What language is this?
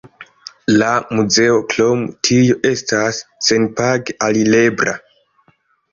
Esperanto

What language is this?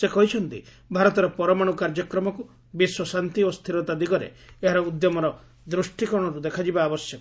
Odia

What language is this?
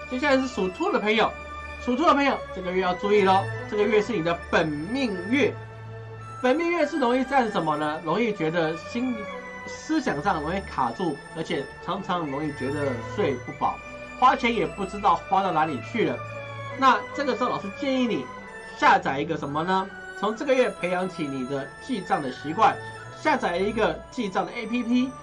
Chinese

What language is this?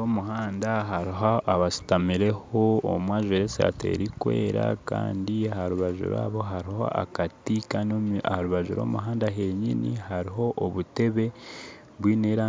Nyankole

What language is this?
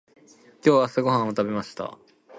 Japanese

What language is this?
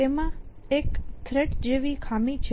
Gujarati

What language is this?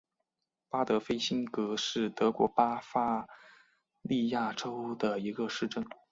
Chinese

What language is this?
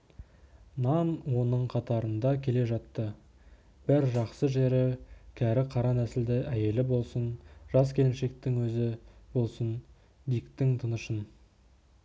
Kazakh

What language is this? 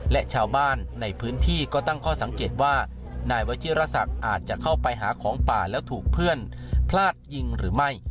Thai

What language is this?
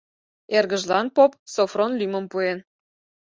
Mari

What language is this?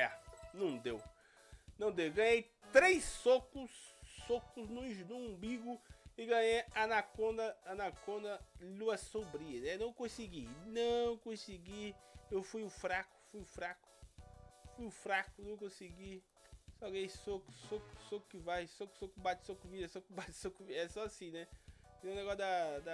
Portuguese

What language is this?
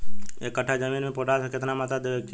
Bhojpuri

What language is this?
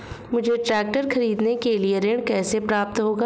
Hindi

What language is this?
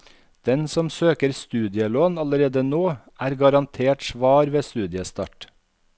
Norwegian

